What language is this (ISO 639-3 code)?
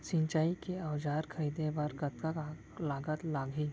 hne